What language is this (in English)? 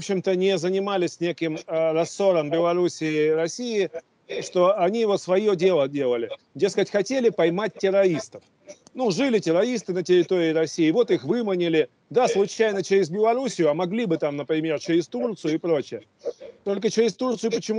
Russian